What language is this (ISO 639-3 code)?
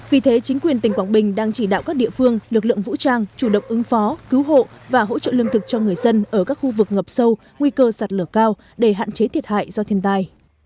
vie